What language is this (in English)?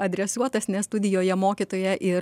Lithuanian